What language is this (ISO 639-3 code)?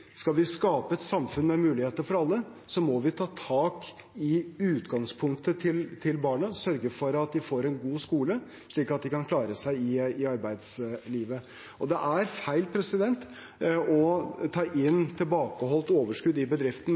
nob